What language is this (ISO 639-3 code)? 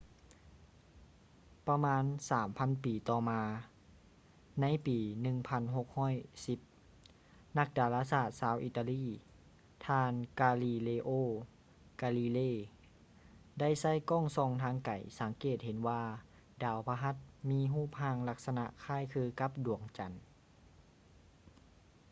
lao